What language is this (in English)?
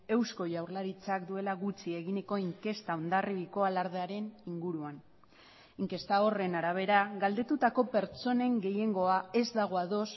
Basque